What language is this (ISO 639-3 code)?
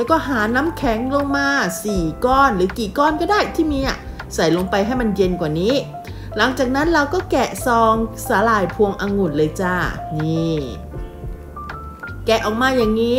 tha